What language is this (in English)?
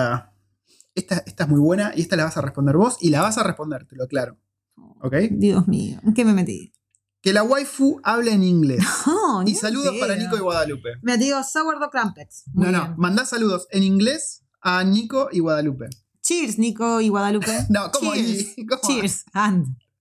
Spanish